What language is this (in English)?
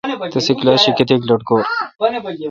Kalkoti